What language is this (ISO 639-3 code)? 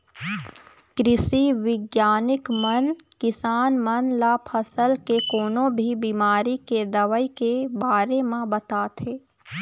hne